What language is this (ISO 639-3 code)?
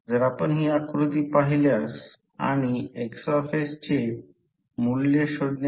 mar